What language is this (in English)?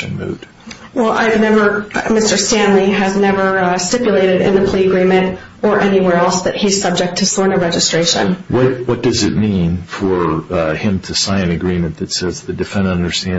English